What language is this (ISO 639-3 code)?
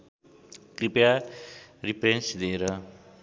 nep